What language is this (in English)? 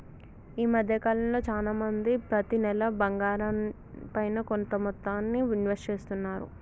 Telugu